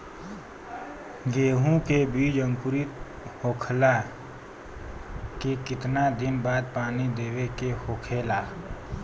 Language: Bhojpuri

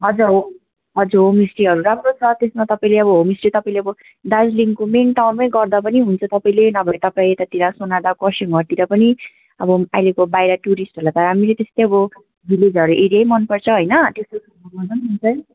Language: Nepali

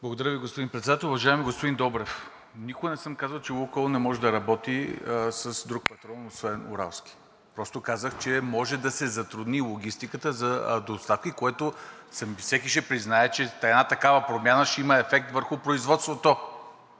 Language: Bulgarian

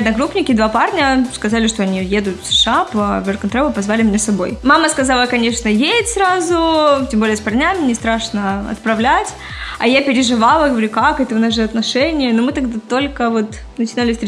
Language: Russian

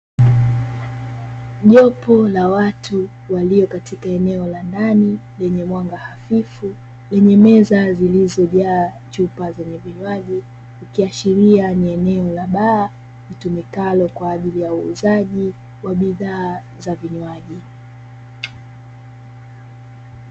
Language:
Swahili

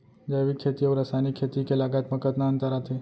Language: Chhattisgarhi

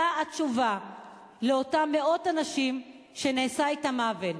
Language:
Hebrew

